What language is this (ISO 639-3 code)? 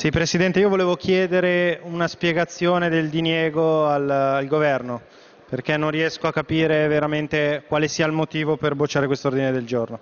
ita